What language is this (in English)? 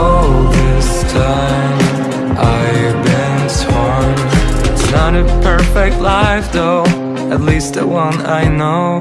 English